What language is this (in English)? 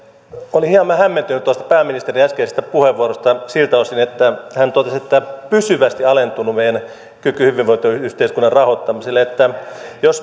Finnish